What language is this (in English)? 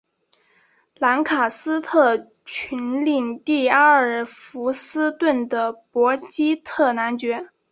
Chinese